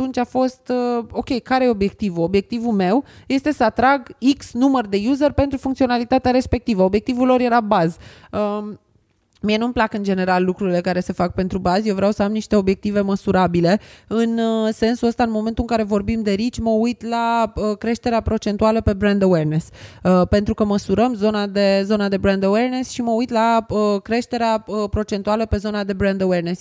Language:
Romanian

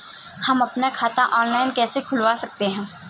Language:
Hindi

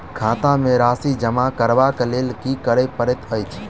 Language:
Maithili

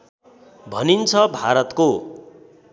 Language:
Nepali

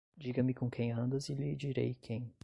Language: Portuguese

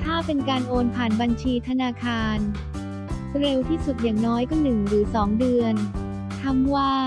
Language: Thai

